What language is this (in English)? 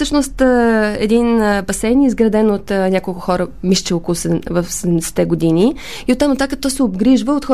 Bulgarian